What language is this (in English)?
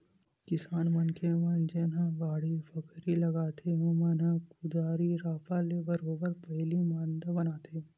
Chhattisgarhi